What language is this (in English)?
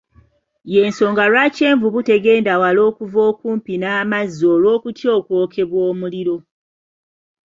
Ganda